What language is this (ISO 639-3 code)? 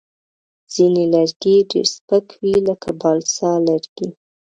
pus